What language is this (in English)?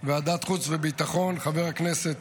Hebrew